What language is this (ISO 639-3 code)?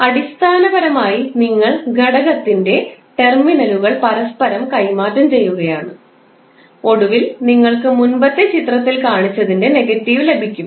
mal